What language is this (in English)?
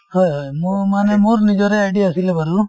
Assamese